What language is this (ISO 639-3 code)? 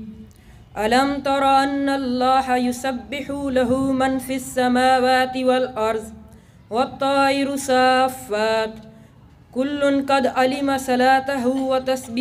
ara